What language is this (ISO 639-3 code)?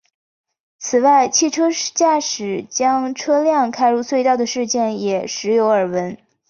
zho